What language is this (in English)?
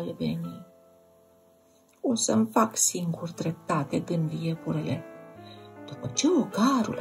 Romanian